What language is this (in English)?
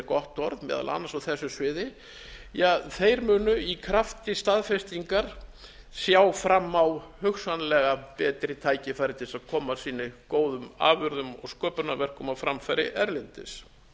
Icelandic